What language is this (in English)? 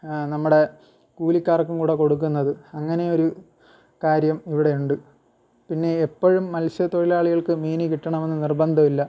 Malayalam